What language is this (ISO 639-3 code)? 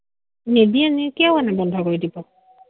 asm